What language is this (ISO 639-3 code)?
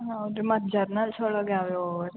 kan